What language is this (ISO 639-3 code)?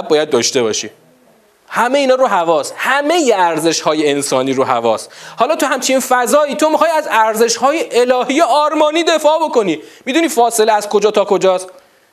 fas